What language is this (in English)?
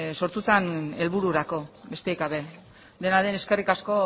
Basque